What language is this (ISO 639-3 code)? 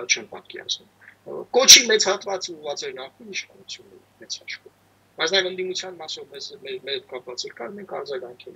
ron